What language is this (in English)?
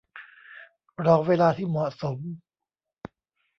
Thai